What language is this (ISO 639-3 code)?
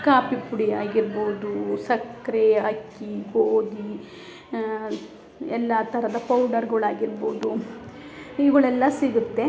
kan